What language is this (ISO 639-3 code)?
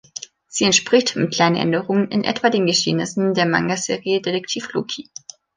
deu